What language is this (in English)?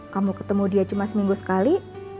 Indonesian